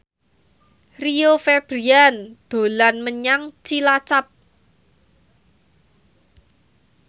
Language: Javanese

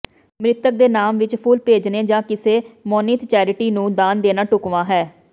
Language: Punjabi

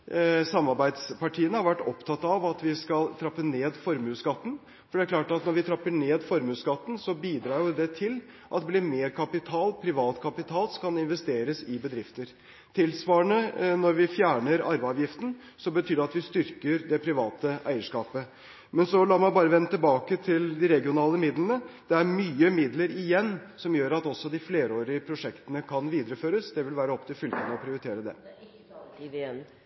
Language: Norwegian Bokmål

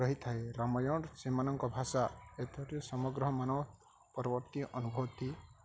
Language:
Odia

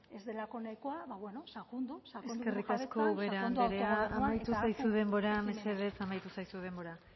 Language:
Basque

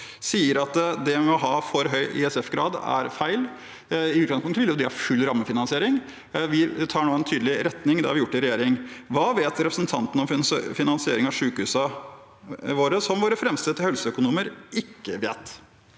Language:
Norwegian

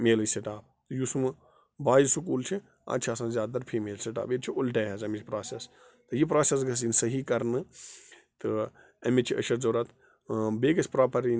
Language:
Kashmiri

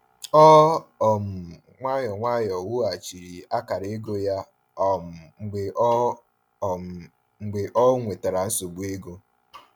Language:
Igbo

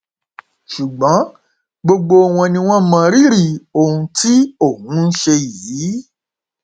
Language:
Yoruba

